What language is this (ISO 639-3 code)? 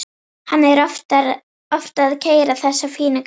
isl